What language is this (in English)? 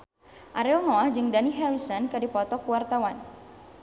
Sundanese